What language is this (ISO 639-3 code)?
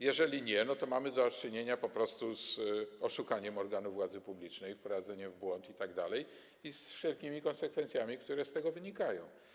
pol